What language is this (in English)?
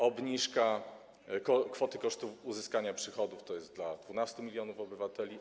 Polish